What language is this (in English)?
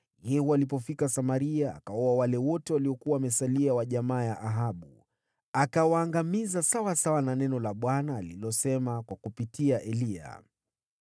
Swahili